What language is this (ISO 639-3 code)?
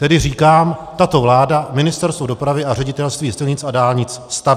ces